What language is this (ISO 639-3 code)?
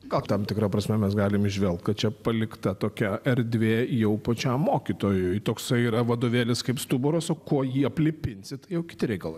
lit